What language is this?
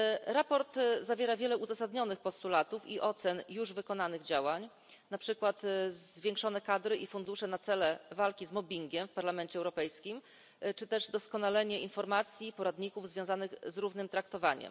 Polish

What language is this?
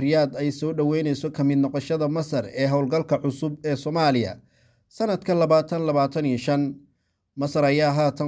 Arabic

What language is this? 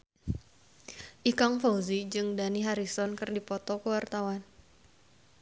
Sundanese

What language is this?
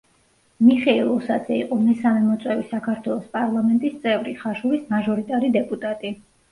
Georgian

